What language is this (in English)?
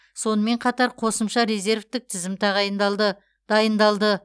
Kazakh